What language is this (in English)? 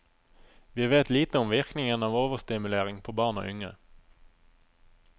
Norwegian